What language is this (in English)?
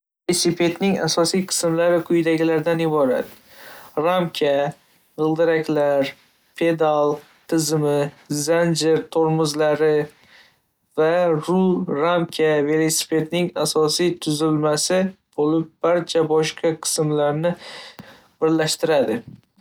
Uzbek